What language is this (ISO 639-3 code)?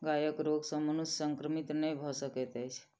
mai